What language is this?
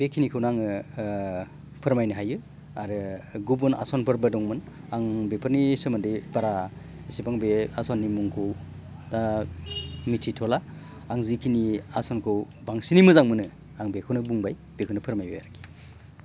Bodo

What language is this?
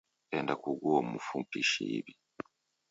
Taita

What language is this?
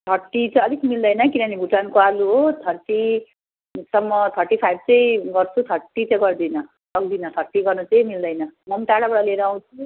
Nepali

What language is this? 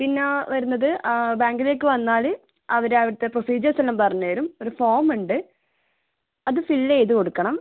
Malayalam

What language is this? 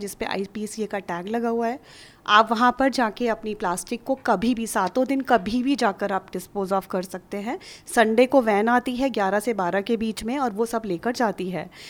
Hindi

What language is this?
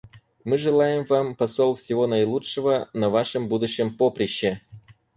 Russian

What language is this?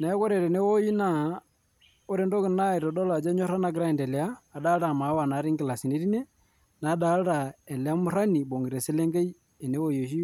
Masai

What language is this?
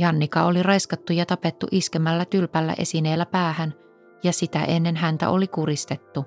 Finnish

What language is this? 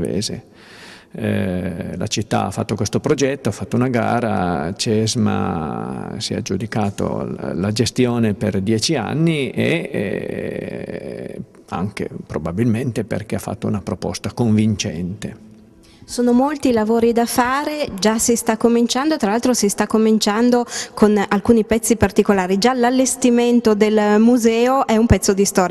Italian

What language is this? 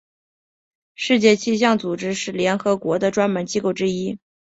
Chinese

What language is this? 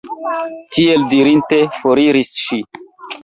Esperanto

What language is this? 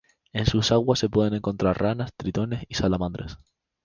Spanish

